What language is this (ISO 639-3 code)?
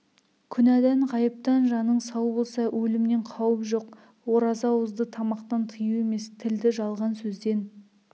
kaz